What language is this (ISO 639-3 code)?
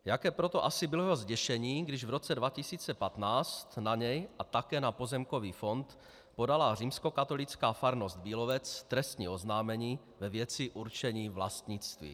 ces